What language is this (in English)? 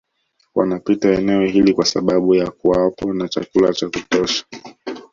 Swahili